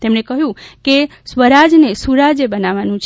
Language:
Gujarati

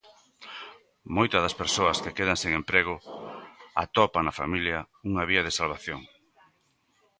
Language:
Galician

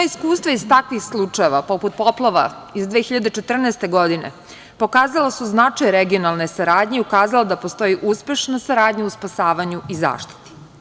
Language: Serbian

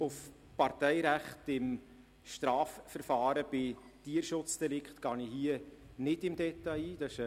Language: Swiss German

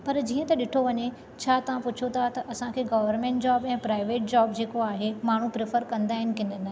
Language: Sindhi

